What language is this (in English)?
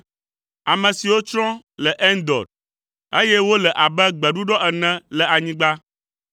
Ewe